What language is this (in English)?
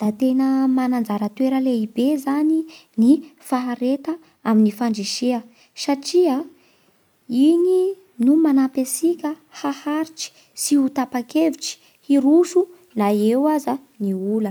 Bara Malagasy